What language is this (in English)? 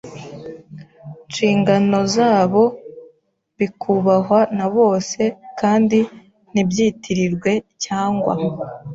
Kinyarwanda